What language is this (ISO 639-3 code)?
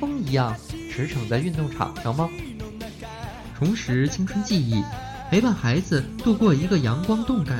zho